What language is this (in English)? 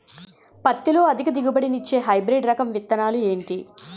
Telugu